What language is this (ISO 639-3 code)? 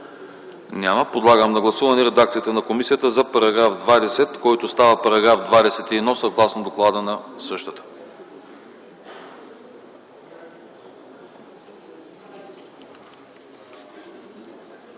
bul